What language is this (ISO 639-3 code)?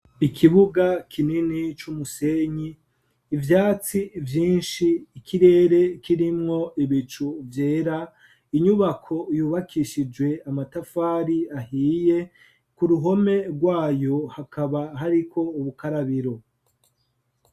run